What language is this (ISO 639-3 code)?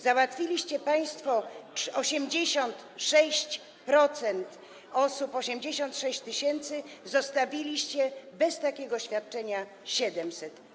pol